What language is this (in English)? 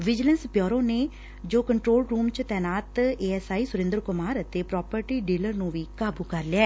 Punjabi